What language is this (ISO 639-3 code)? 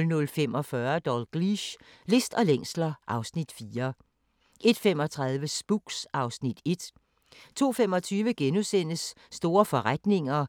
dan